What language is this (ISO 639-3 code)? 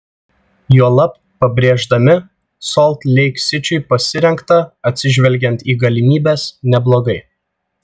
lit